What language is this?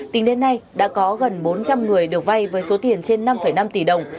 Vietnamese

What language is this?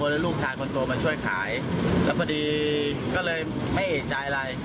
Thai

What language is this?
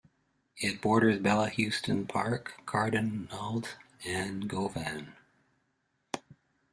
English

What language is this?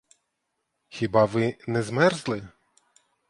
Ukrainian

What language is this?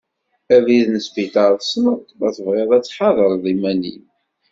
Kabyle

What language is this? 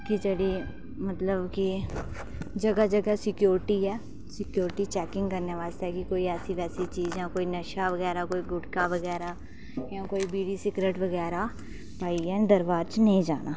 Dogri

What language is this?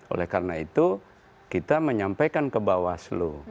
Indonesian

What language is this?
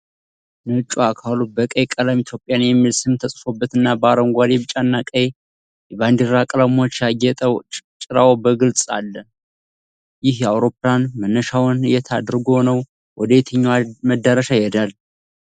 Amharic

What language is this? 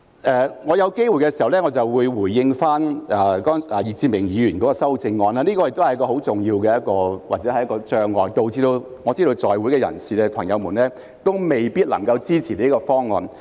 Cantonese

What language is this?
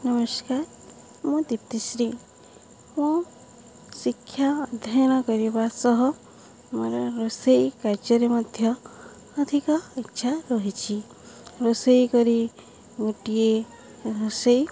Odia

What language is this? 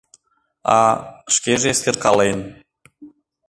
Mari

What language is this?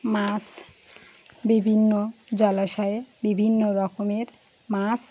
Bangla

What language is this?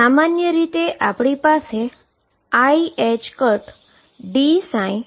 Gujarati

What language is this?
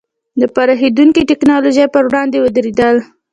Pashto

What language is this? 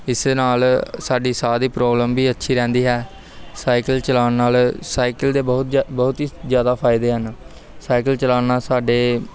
Punjabi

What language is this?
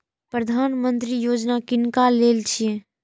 Maithili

